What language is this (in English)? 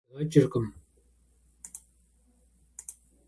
Kabardian